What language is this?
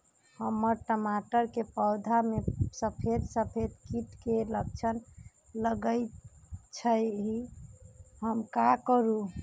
Magahi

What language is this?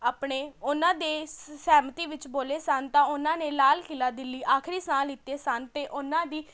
Punjabi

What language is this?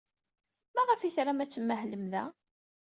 Kabyle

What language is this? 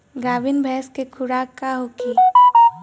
Bhojpuri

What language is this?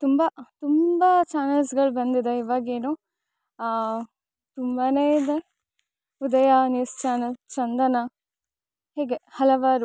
Kannada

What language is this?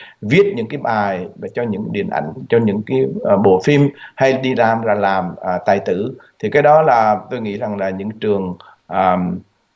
Vietnamese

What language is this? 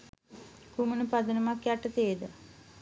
Sinhala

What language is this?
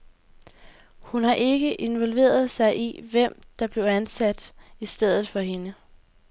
Danish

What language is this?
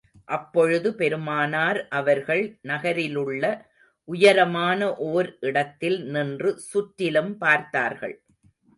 Tamil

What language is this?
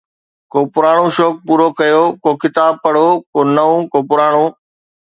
Sindhi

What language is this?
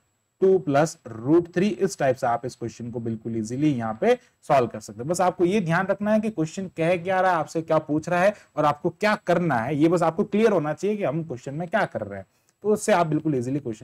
Hindi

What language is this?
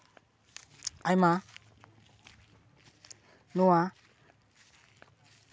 Santali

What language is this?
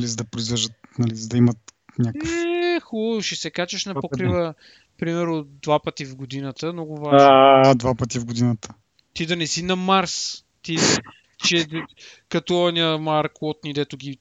Bulgarian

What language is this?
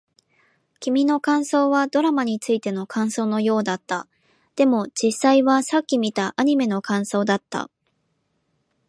Japanese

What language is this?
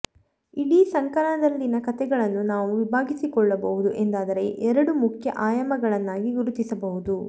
Kannada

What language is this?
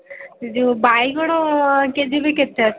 Odia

